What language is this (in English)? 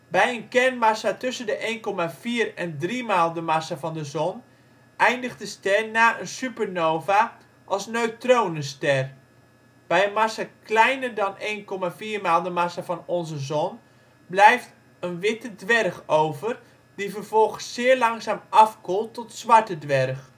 Dutch